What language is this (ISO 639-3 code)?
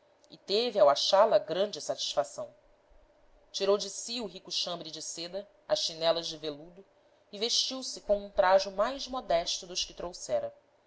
por